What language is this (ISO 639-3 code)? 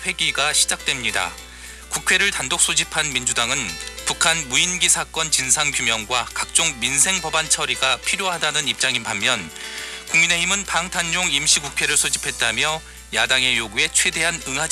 kor